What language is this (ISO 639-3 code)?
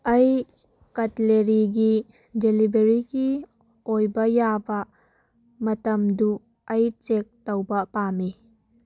mni